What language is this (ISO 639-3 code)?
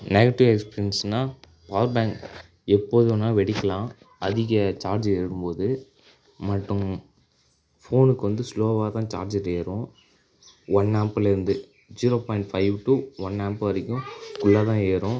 tam